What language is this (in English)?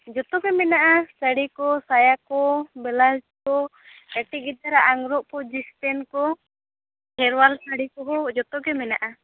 Santali